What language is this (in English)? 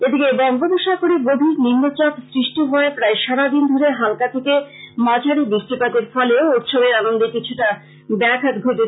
Bangla